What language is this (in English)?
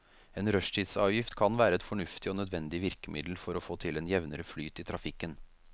Norwegian